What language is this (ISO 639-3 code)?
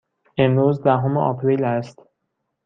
fas